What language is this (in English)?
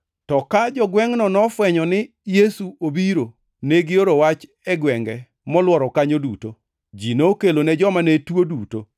Luo (Kenya and Tanzania)